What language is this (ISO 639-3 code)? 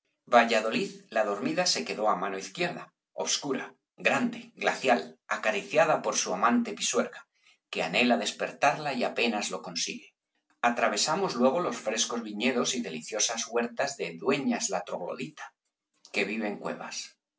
spa